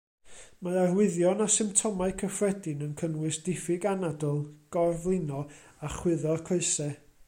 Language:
Welsh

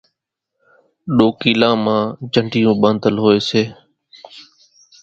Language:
Kachi Koli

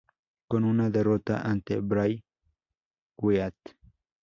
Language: Spanish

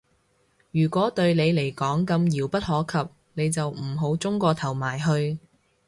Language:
Cantonese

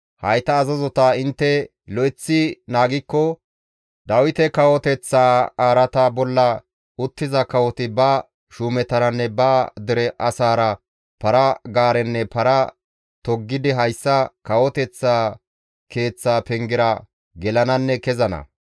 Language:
Gamo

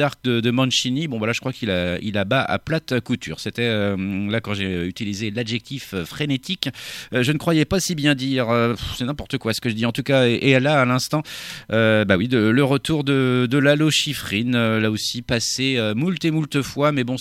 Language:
French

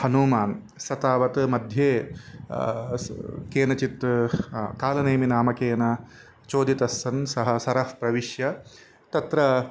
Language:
Sanskrit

